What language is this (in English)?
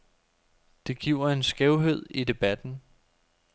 Danish